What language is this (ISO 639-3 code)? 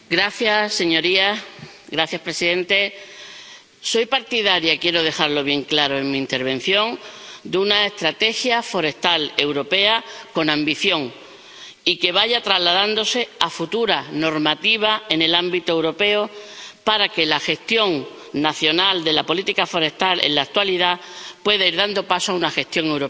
spa